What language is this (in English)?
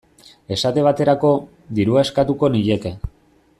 Basque